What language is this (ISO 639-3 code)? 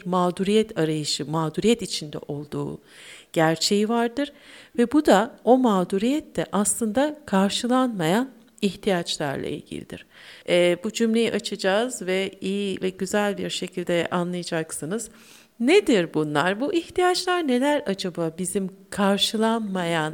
tur